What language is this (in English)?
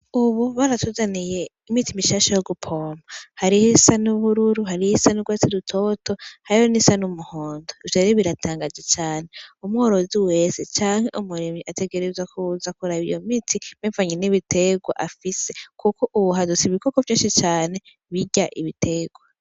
Rundi